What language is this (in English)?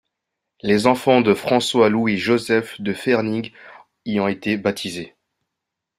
French